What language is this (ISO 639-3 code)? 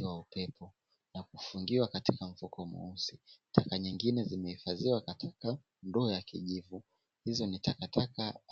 swa